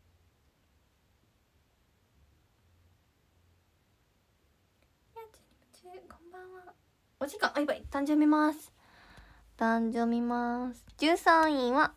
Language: Japanese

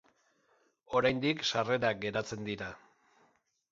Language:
Basque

